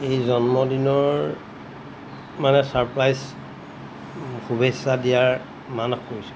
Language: Assamese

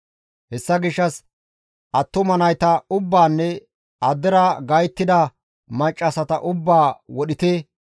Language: Gamo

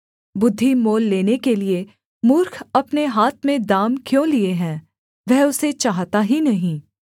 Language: Hindi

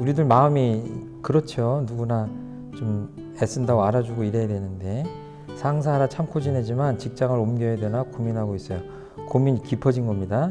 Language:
Korean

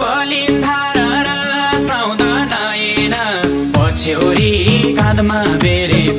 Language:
Thai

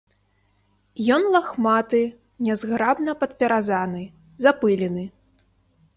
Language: Belarusian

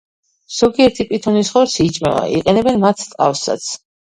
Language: Georgian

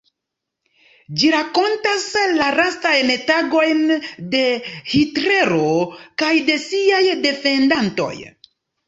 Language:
Esperanto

